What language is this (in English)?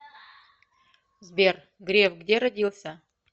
Russian